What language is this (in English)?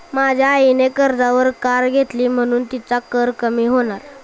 Marathi